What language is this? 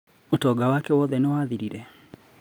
Kikuyu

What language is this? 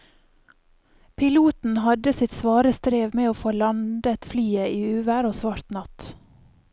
Norwegian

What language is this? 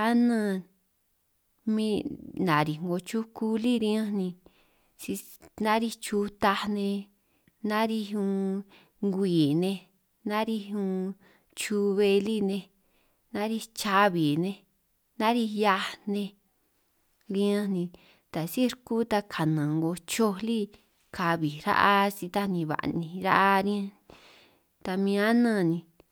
San Martín Itunyoso Triqui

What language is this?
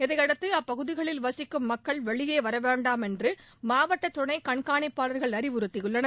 Tamil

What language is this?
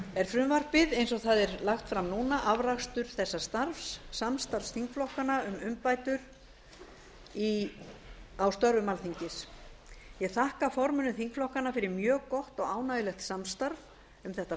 Icelandic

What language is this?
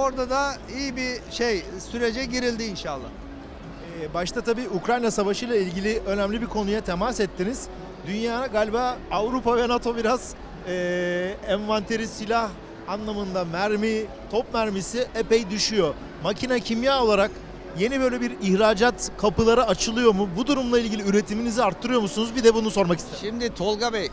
Turkish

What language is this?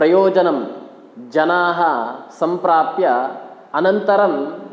Sanskrit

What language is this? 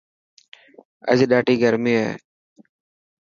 Dhatki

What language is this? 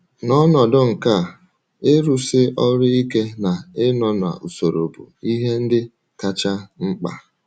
Igbo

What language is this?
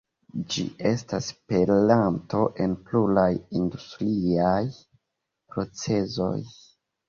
Esperanto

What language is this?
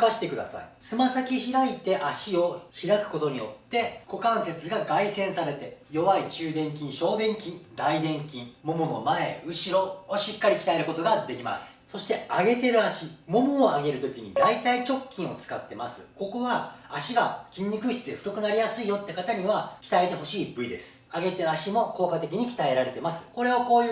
Japanese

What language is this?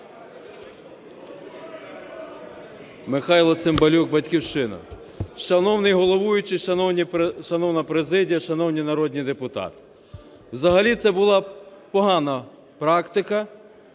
Ukrainian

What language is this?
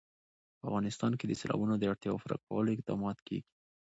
Pashto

